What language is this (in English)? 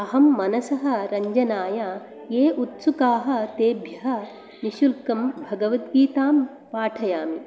Sanskrit